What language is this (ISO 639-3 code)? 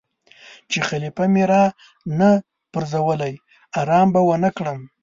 pus